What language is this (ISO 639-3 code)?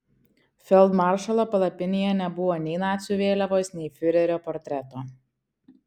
lit